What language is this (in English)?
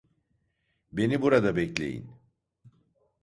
Turkish